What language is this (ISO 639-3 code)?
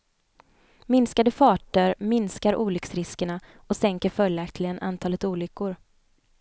swe